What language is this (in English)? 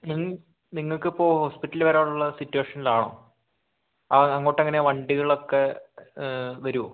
Malayalam